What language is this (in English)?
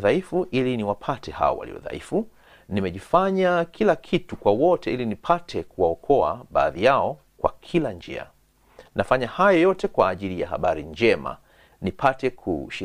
Swahili